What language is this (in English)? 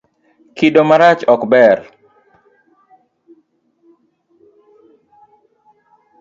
Luo (Kenya and Tanzania)